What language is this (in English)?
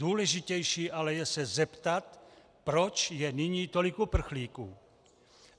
Czech